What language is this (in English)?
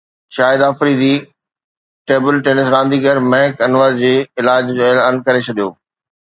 Sindhi